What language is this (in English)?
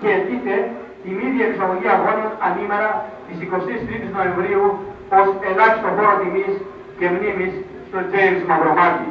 Greek